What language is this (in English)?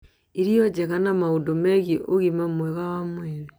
Kikuyu